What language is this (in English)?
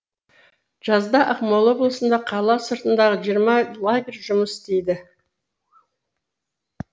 Kazakh